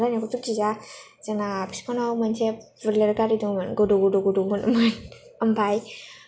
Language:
Bodo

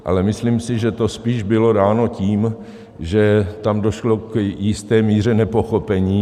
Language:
Czech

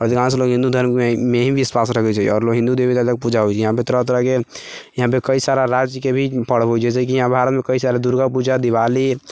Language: Maithili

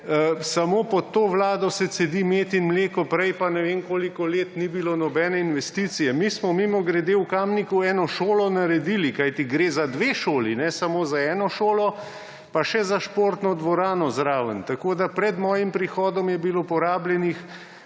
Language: Slovenian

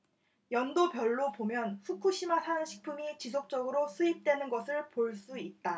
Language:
Korean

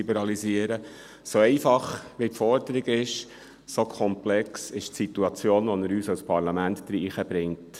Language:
Swiss German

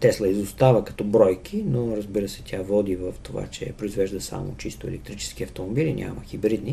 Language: Bulgarian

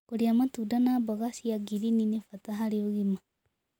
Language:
Kikuyu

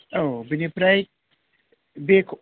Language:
Bodo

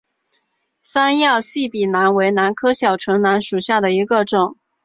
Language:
Chinese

